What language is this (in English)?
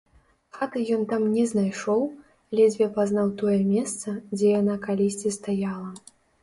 Belarusian